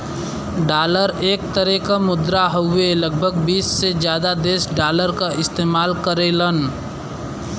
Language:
Bhojpuri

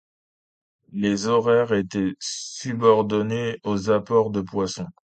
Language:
French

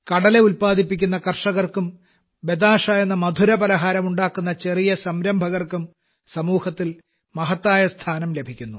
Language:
Malayalam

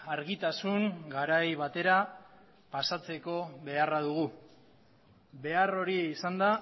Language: Basque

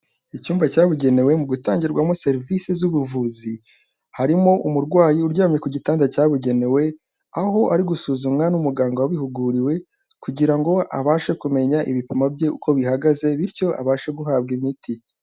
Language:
Kinyarwanda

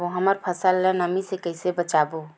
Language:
Chhattisgarhi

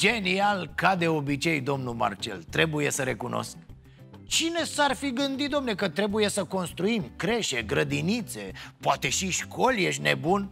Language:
Romanian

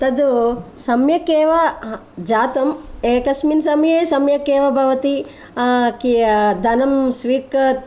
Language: Sanskrit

